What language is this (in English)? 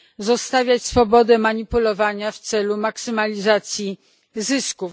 Polish